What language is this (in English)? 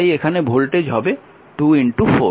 Bangla